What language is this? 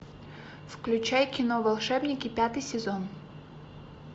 Russian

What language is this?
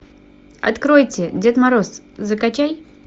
Russian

